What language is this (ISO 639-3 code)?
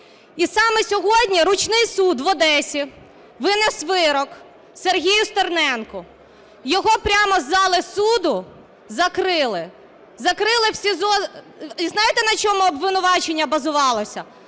ukr